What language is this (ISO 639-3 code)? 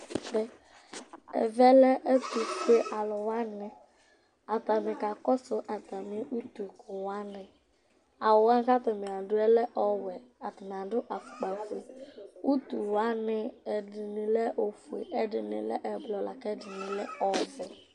kpo